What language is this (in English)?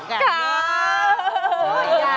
Thai